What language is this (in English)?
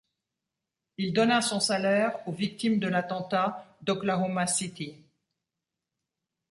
French